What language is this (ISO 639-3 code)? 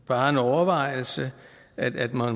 dan